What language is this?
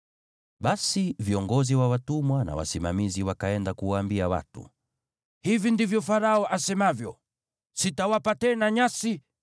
Swahili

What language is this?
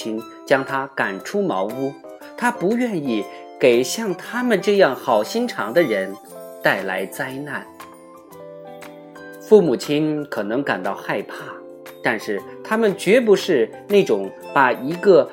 Chinese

